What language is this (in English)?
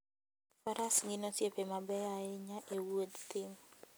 Luo (Kenya and Tanzania)